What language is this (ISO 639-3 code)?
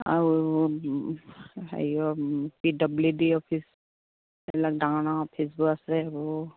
asm